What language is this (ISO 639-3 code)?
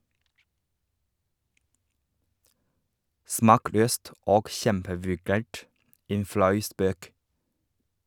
nor